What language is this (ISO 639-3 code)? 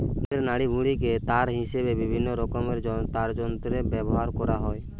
ben